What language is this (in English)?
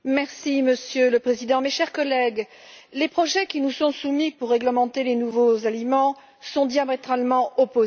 French